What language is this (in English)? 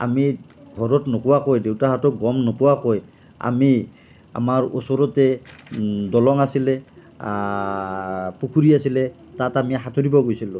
Assamese